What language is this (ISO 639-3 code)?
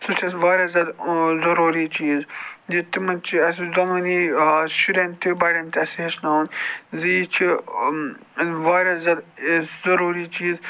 kas